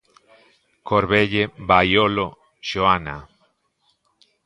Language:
Galician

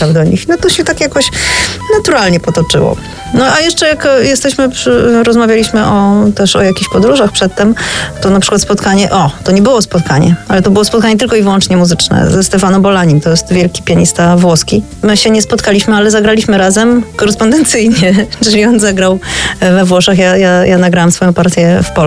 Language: Polish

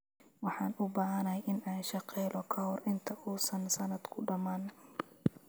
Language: Somali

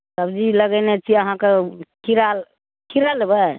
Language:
Maithili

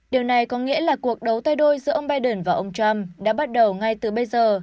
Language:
Vietnamese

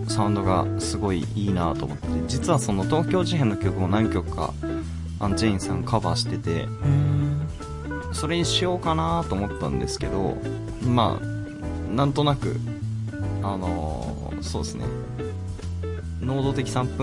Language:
Japanese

